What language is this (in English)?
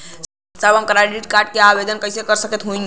Bhojpuri